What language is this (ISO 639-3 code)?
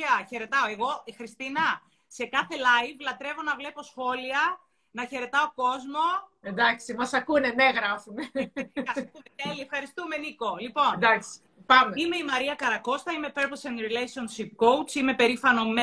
ell